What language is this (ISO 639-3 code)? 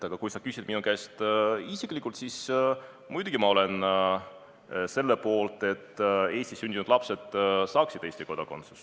est